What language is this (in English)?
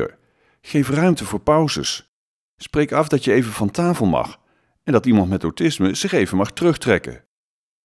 Dutch